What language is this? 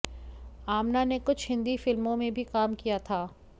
Hindi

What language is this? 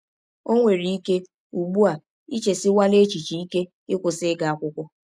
Igbo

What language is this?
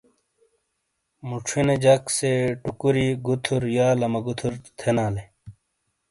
Shina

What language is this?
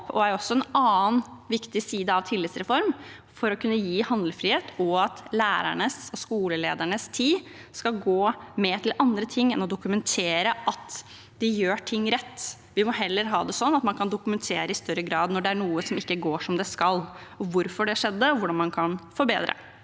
Norwegian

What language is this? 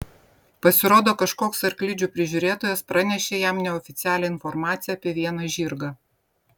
Lithuanian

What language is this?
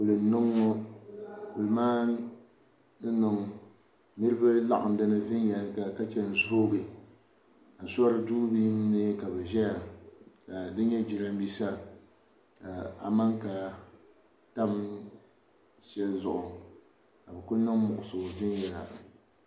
Dagbani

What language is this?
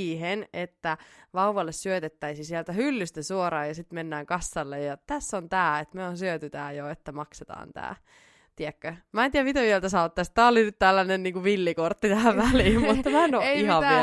Finnish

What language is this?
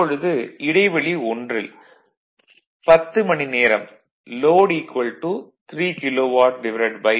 Tamil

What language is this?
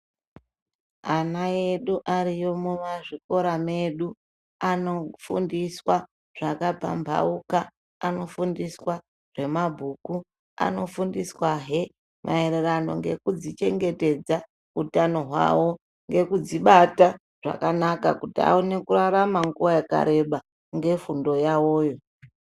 Ndau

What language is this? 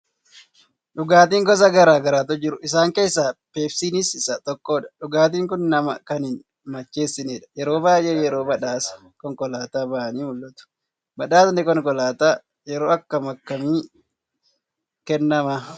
Oromo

